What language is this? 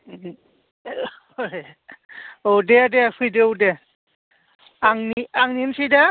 Bodo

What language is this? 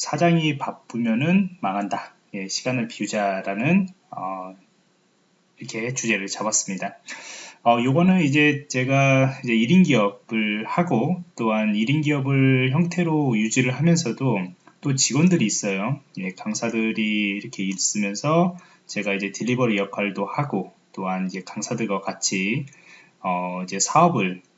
Korean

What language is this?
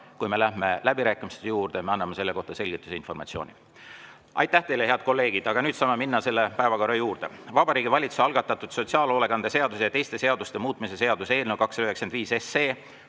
Estonian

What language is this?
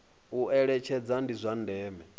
Venda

